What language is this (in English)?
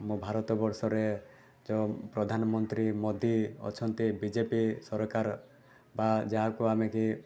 Odia